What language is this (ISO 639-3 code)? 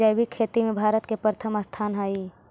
mag